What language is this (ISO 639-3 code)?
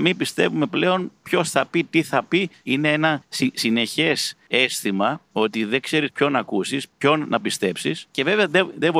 ell